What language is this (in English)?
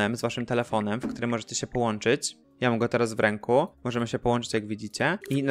Polish